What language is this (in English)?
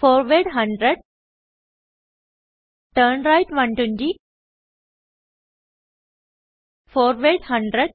Malayalam